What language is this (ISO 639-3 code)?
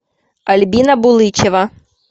rus